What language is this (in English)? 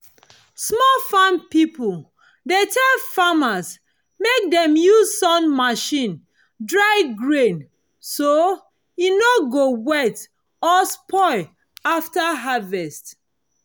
Nigerian Pidgin